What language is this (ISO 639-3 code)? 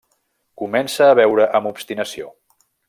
cat